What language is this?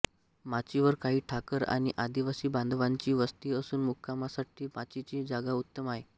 Marathi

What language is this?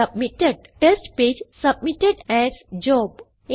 Malayalam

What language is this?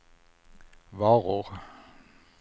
Swedish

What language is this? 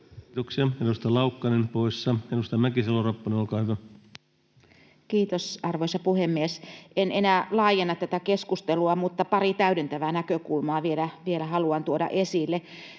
Finnish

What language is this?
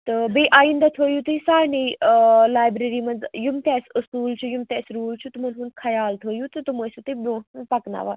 Kashmiri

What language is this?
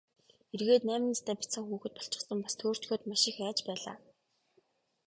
Mongolian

